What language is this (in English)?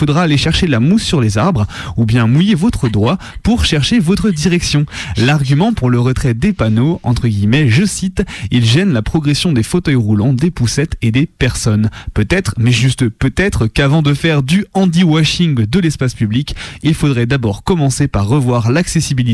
French